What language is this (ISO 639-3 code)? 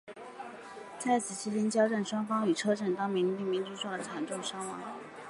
zho